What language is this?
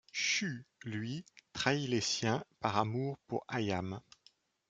French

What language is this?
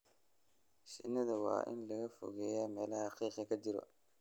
Somali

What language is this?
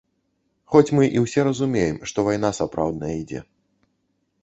Belarusian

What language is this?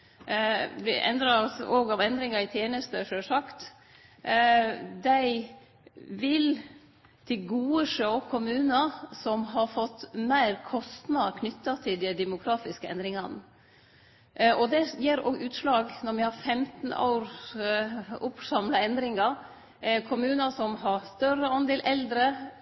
Norwegian Nynorsk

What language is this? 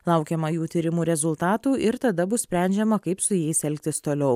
Lithuanian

